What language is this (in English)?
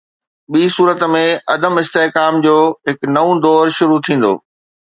Sindhi